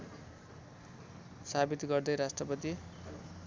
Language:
Nepali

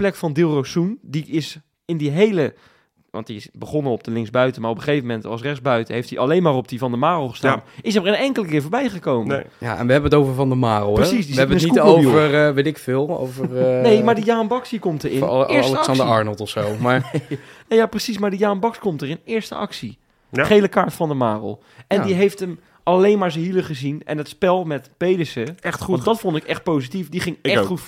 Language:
Dutch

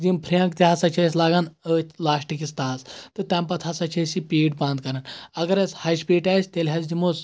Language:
Kashmiri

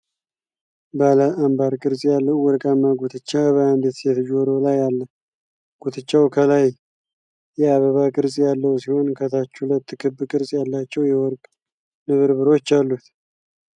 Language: Amharic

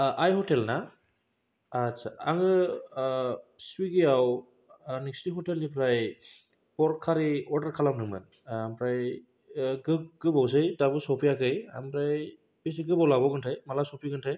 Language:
Bodo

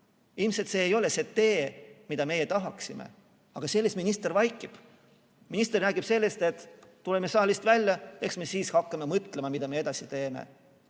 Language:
Estonian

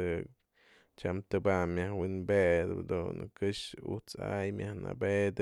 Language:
Mazatlán Mixe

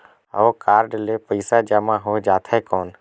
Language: Chhattisgarhi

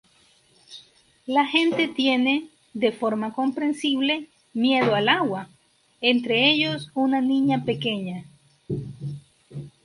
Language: Spanish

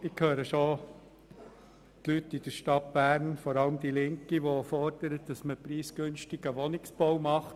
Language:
Swiss German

